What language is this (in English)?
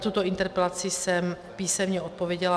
Czech